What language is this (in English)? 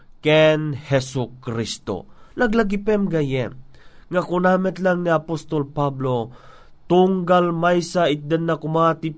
Filipino